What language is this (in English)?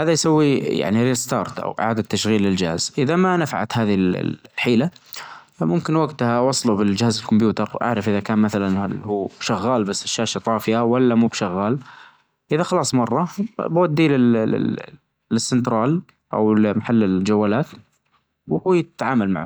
Najdi Arabic